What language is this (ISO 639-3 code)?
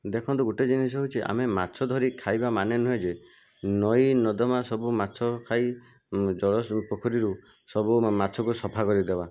ori